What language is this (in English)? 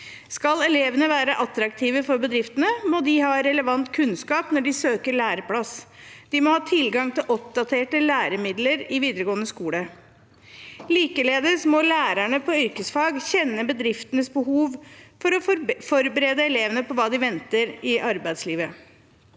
Norwegian